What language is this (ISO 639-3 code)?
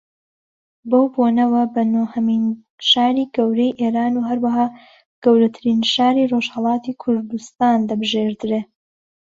ckb